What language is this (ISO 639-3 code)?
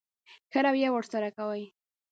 pus